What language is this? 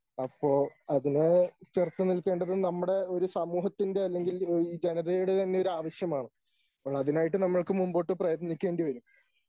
Malayalam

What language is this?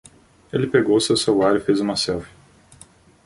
Portuguese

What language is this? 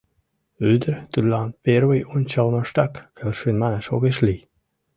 Mari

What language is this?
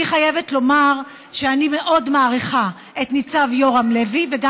Hebrew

